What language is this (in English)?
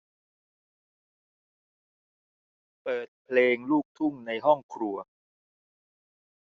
Thai